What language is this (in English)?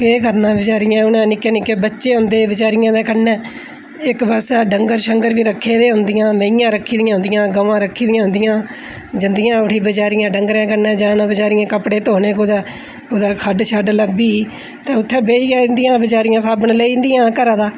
Dogri